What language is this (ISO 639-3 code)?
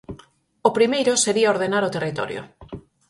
glg